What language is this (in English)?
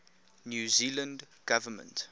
English